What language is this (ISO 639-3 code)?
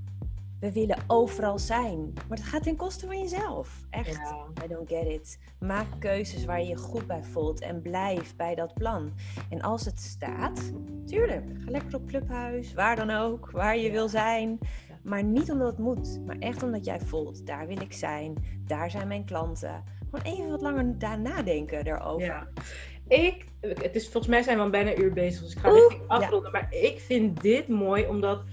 nld